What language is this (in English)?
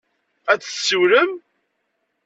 Kabyle